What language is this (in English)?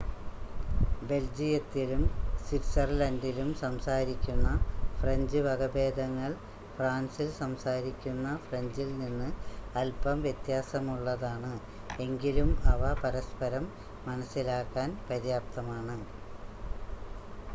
Malayalam